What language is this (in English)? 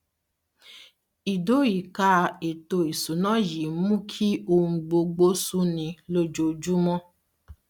Yoruba